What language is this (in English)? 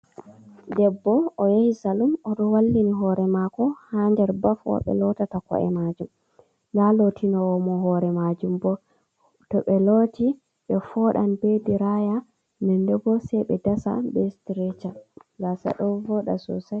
Fula